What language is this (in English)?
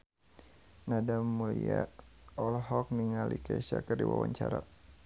Sundanese